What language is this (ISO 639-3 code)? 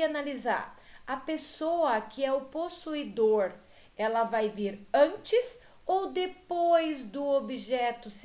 por